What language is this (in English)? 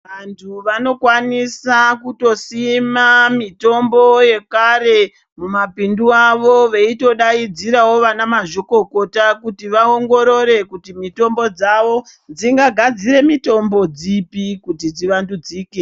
Ndau